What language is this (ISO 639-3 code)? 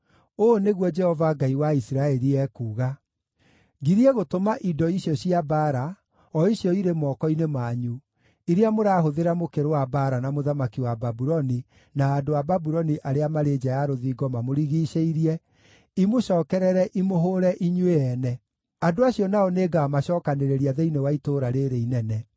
kik